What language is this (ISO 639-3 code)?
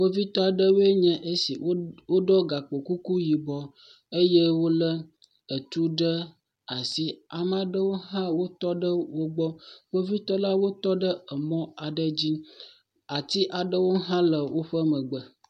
ewe